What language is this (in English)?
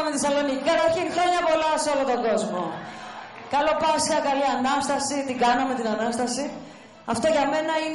Greek